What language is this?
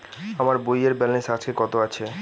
Bangla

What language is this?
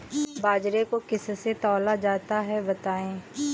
Hindi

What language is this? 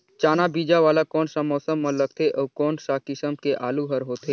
Chhattisgarhi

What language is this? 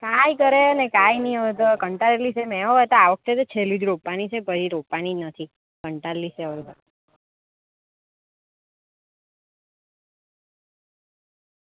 Gujarati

